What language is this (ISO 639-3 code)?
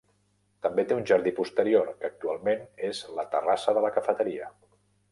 cat